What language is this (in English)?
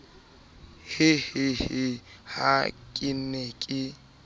Southern Sotho